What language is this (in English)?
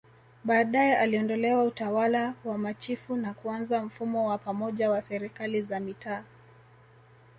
Swahili